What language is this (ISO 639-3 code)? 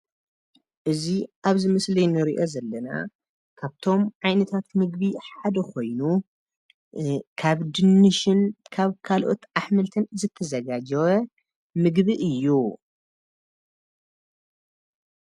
tir